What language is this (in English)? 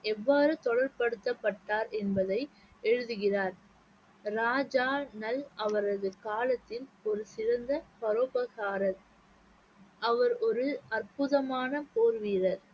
Tamil